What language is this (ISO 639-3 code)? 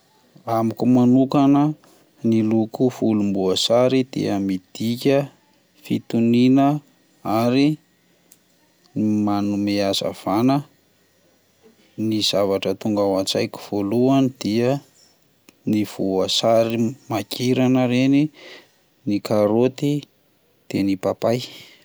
mlg